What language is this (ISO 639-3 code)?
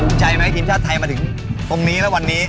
tha